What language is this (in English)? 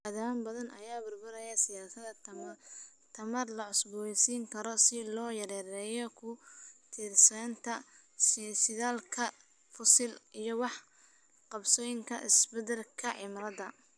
Somali